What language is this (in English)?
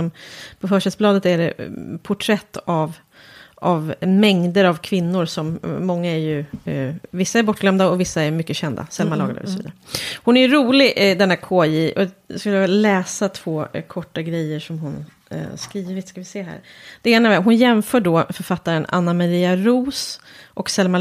Swedish